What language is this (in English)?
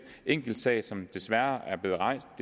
Danish